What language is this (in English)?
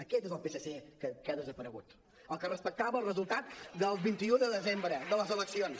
Catalan